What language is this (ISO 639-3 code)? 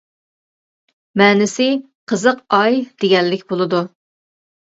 uig